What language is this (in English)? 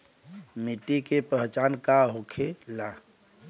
Bhojpuri